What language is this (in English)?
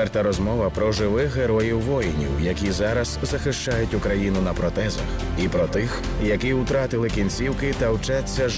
Ukrainian